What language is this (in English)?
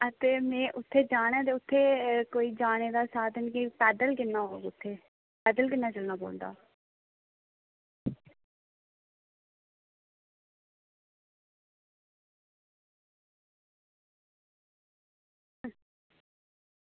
Dogri